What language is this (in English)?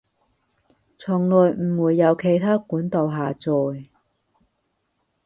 Cantonese